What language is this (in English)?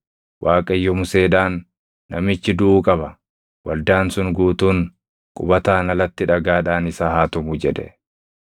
Oromo